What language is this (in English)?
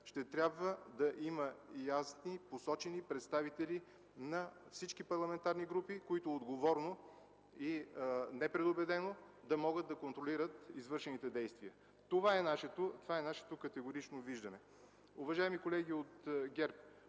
Bulgarian